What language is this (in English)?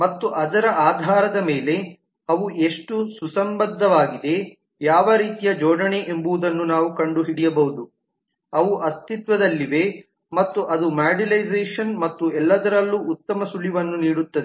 Kannada